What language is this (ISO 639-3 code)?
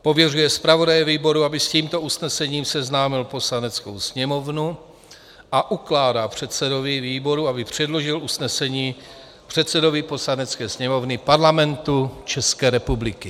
ces